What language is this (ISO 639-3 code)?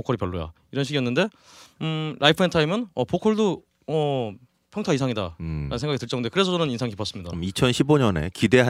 kor